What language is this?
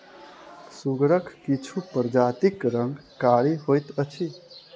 Maithili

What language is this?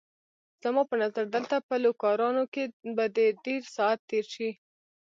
Pashto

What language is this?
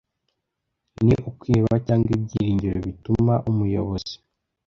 Kinyarwanda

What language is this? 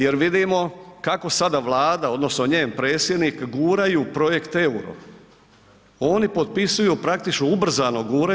Croatian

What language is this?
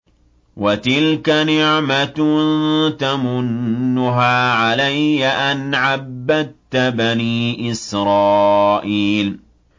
Arabic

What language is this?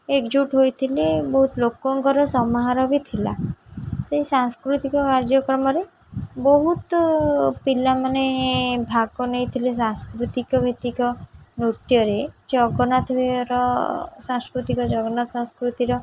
Odia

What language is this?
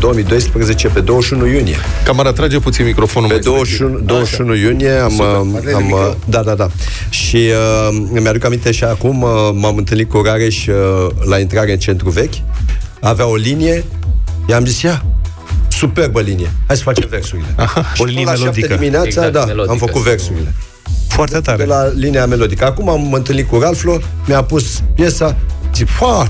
Romanian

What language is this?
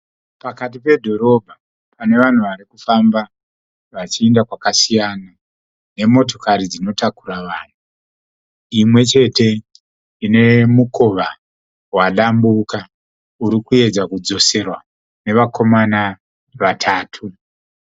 Shona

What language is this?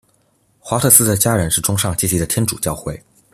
Chinese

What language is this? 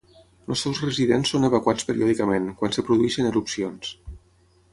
Catalan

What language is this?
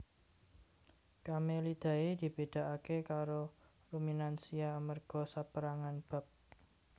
Javanese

